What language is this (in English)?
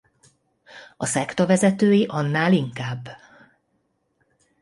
Hungarian